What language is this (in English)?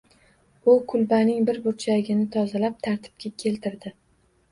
Uzbek